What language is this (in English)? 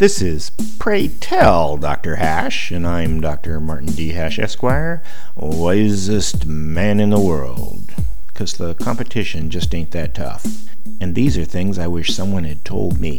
English